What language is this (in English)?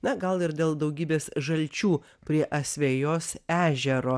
Lithuanian